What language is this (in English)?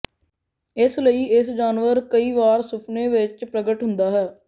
Punjabi